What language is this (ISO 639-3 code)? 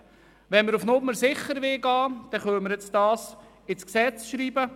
gsw